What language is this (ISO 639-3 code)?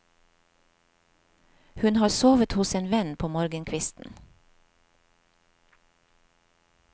nor